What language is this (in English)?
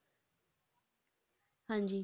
Punjabi